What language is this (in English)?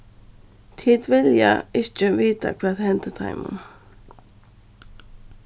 Faroese